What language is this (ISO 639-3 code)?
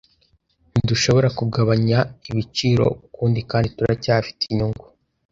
kin